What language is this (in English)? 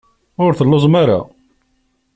Kabyle